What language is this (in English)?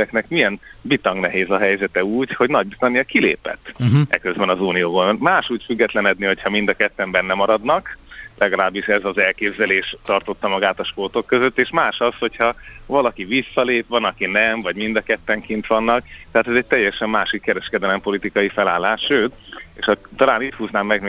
Hungarian